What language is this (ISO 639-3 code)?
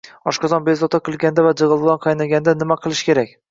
uzb